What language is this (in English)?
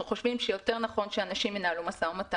Hebrew